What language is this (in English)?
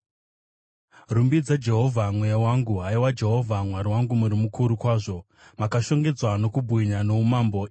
Shona